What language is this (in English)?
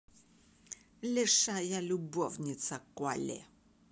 Russian